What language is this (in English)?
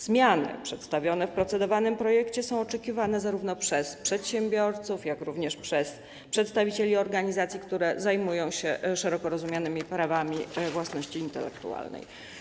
Polish